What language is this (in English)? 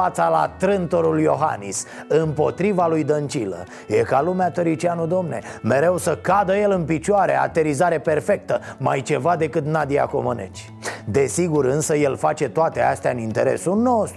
Romanian